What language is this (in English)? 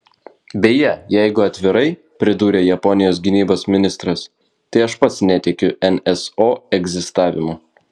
Lithuanian